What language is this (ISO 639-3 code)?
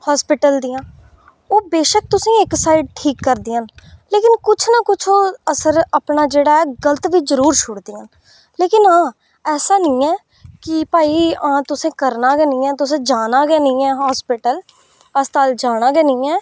doi